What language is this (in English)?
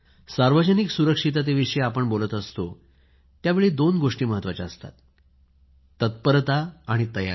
Marathi